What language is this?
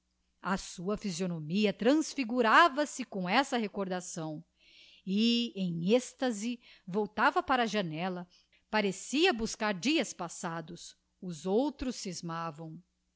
Portuguese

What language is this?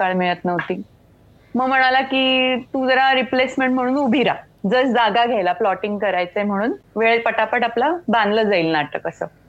Marathi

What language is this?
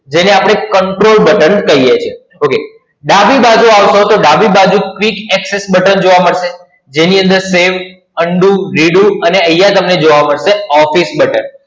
Gujarati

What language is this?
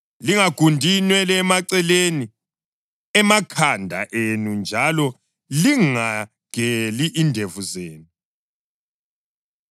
North Ndebele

